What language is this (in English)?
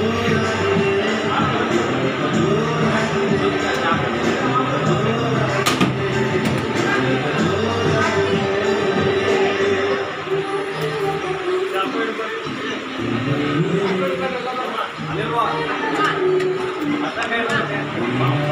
Arabic